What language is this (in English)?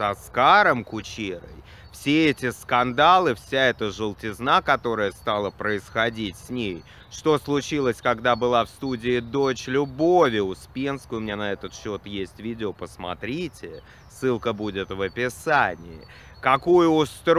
Russian